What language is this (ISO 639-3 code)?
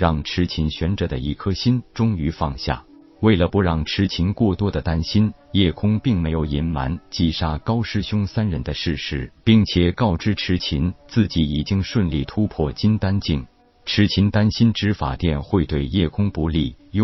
zho